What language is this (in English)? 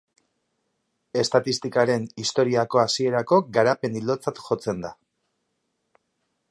Basque